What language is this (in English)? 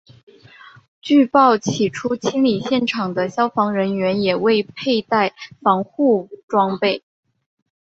Chinese